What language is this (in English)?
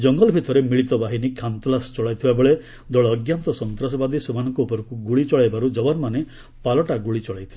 Odia